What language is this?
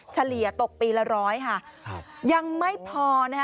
Thai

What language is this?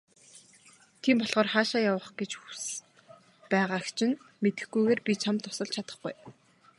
Mongolian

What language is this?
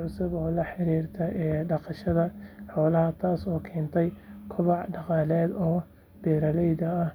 Somali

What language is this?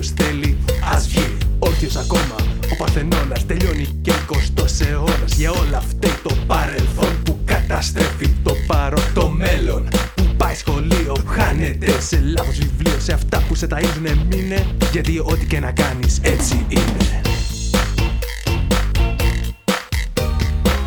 Greek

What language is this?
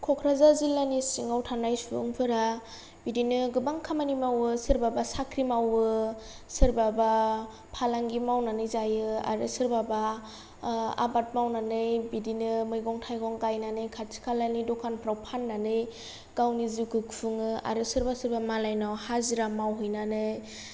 Bodo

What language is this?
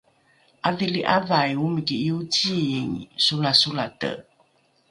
Rukai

